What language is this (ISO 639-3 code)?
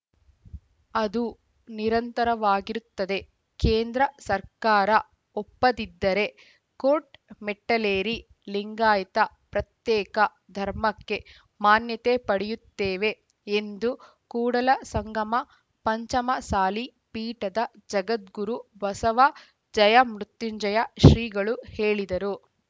kan